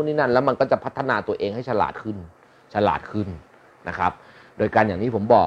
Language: Thai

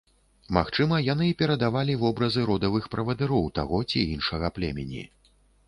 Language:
Belarusian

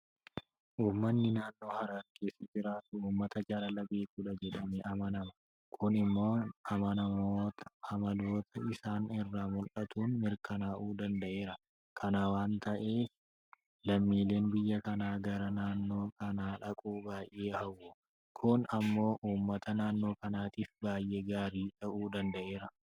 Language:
Oromo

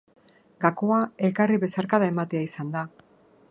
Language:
Basque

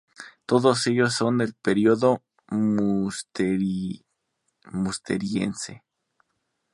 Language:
Spanish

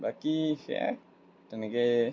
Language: Assamese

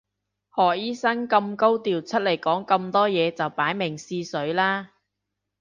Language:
Cantonese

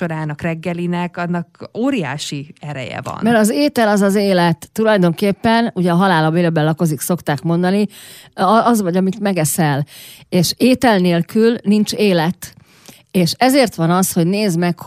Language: Hungarian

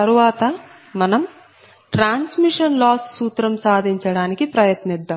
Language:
Telugu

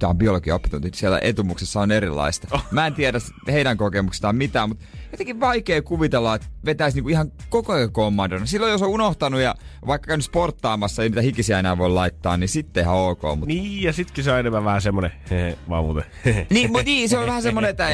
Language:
Finnish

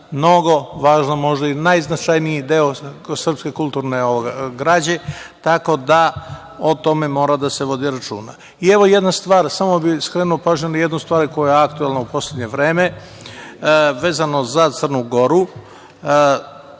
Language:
Serbian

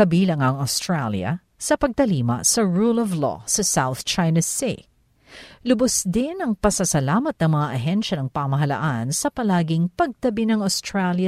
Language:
Filipino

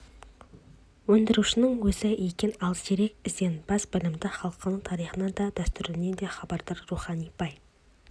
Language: Kazakh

